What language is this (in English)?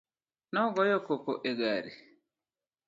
Luo (Kenya and Tanzania)